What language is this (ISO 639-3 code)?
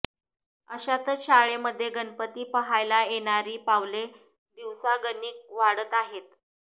mar